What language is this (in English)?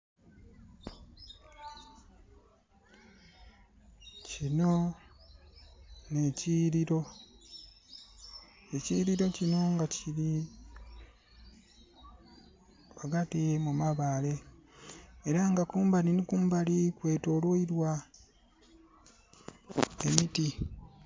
Soga